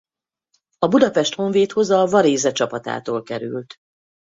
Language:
Hungarian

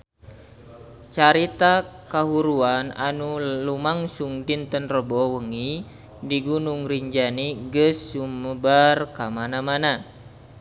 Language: Sundanese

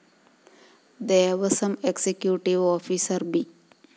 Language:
Malayalam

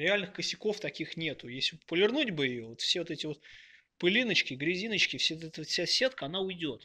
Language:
Russian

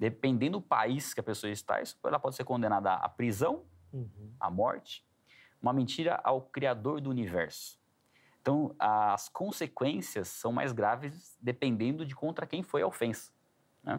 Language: Portuguese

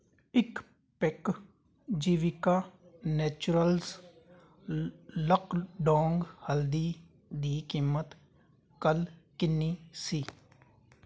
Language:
Punjabi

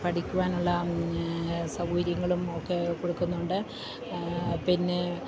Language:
Malayalam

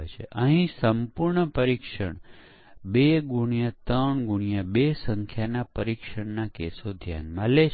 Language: Gujarati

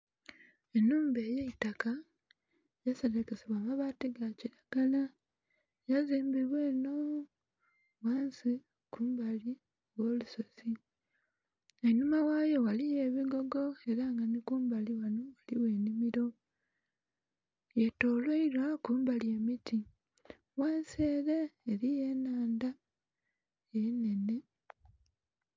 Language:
Soga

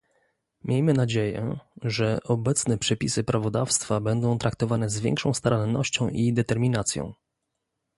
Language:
Polish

